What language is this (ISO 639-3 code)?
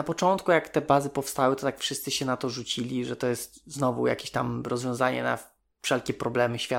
pol